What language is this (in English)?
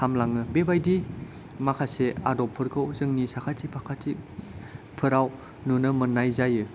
Bodo